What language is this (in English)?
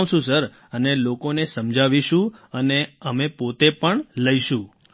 Gujarati